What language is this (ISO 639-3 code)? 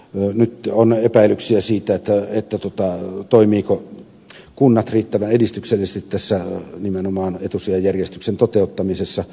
fin